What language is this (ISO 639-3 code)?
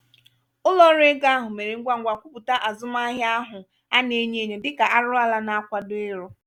ibo